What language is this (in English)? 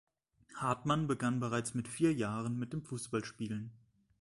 German